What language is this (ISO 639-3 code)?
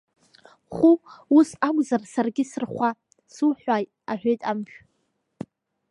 abk